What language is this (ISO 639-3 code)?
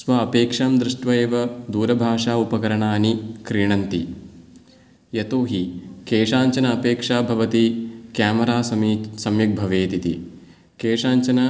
san